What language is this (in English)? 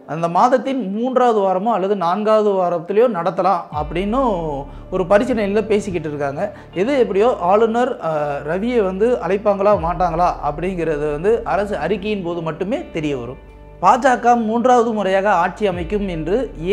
Tamil